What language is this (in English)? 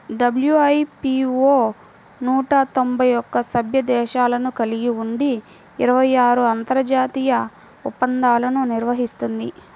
Telugu